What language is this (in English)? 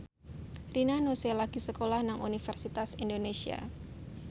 Javanese